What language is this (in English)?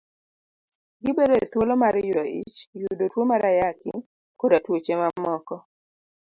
Luo (Kenya and Tanzania)